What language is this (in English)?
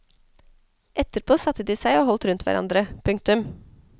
Norwegian